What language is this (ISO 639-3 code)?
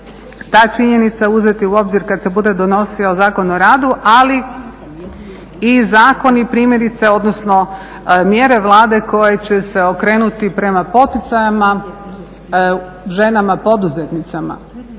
hrv